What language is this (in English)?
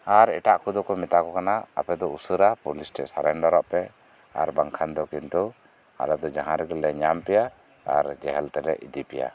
Santali